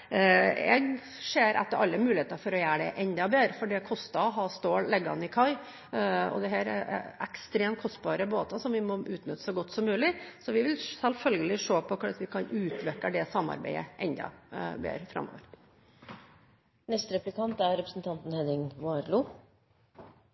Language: Norwegian Bokmål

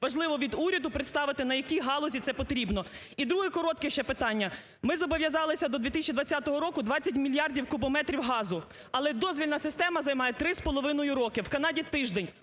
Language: Ukrainian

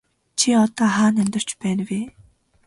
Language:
Mongolian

